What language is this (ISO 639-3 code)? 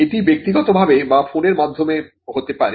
ben